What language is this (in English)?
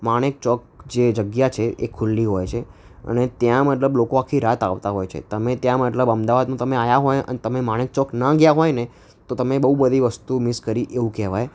Gujarati